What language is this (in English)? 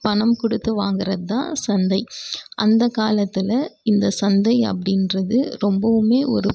Tamil